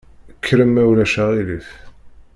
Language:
Kabyle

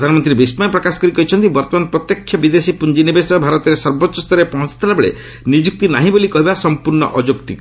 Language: Odia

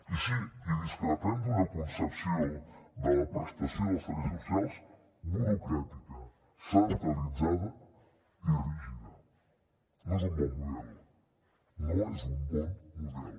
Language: Catalan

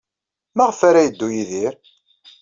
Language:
Kabyle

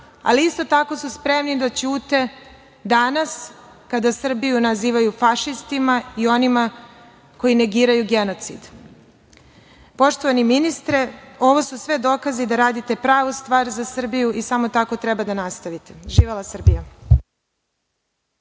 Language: Serbian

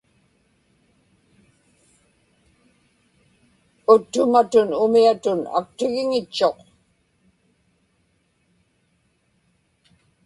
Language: Inupiaq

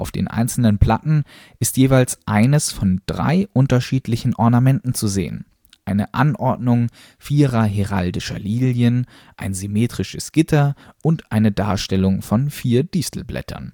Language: German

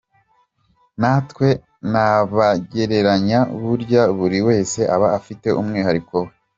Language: Kinyarwanda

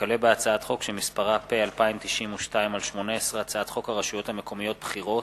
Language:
Hebrew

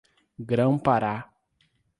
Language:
Portuguese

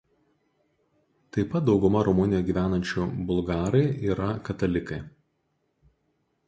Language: Lithuanian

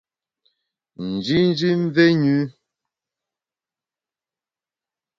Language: Bamun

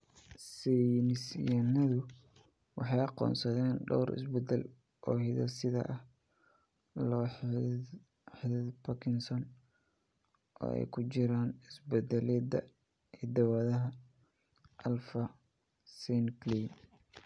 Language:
Somali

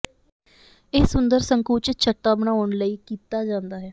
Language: Punjabi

